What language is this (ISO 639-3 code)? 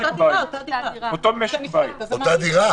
heb